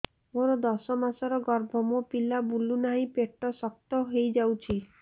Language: Odia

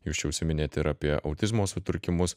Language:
Lithuanian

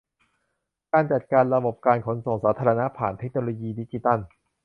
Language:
Thai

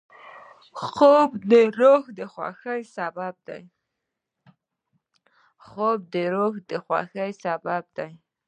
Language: Pashto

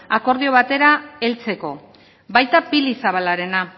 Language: Basque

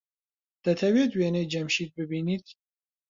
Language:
Central Kurdish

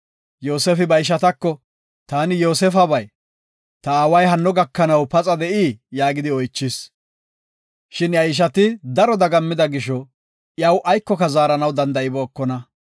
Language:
Gofa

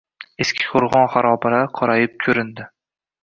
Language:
Uzbek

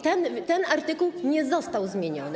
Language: Polish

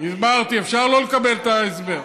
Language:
Hebrew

